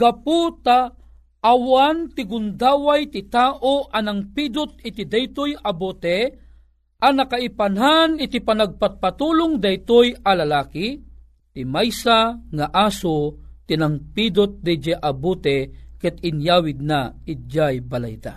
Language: Filipino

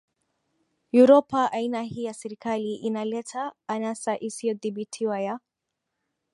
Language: Swahili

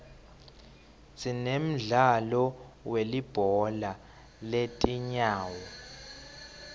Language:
Swati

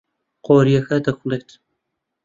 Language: Central Kurdish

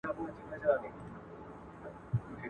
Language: Pashto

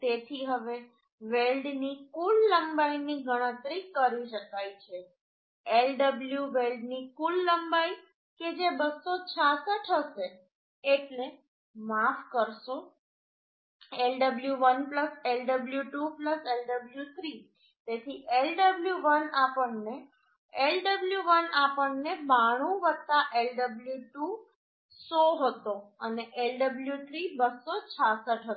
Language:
Gujarati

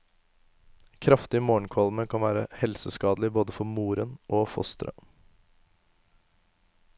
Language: Norwegian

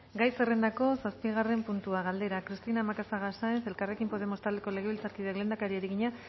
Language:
Basque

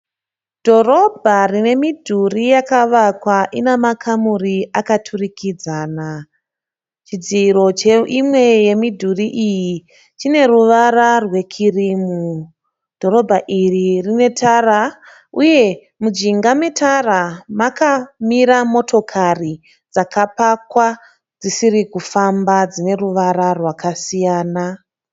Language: Shona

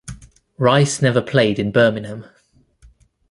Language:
English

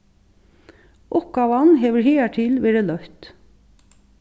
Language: Faroese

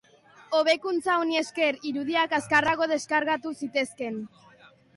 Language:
Basque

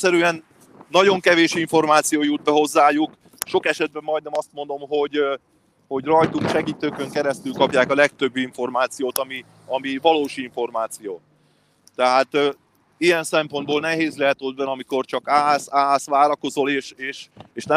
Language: Hungarian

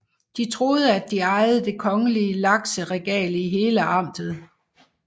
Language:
Danish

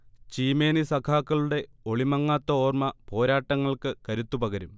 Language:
Malayalam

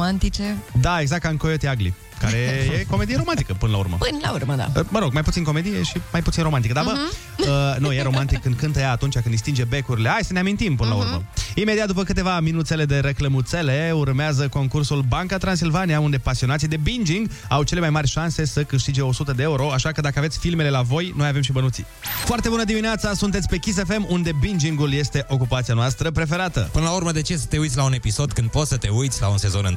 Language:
Romanian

